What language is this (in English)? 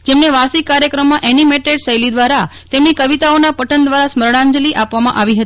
Gujarati